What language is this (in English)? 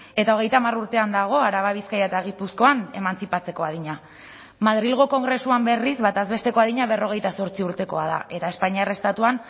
Basque